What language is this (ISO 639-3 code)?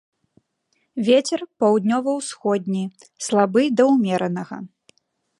bel